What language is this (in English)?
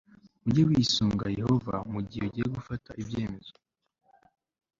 Kinyarwanda